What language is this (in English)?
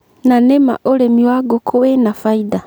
Kikuyu